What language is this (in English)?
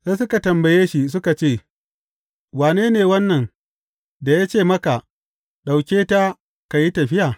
Hausa